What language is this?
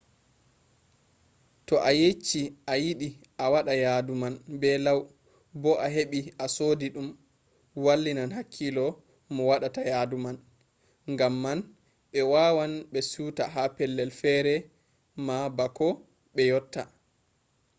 Fula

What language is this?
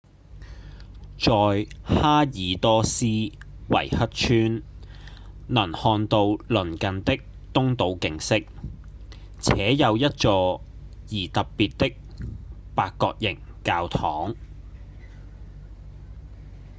Cantonese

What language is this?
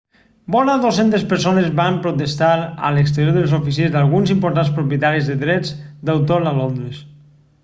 Catalan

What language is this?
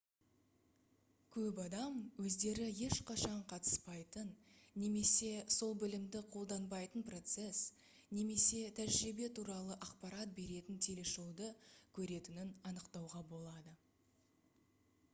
Kazakh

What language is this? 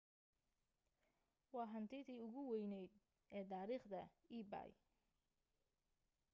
Somali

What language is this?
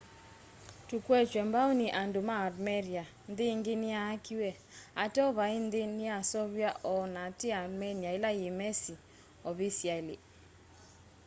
Kamba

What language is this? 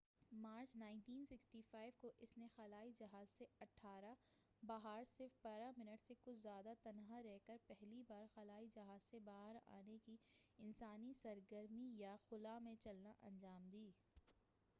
Urdu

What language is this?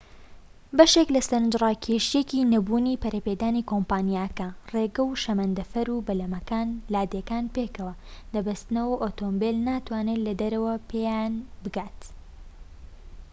Central Kurdish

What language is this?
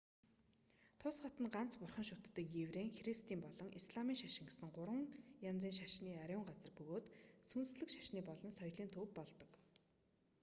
Mongolian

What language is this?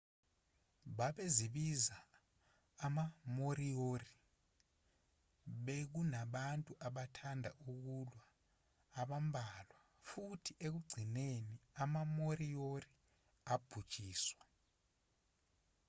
Zulu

